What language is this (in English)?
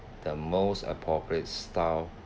English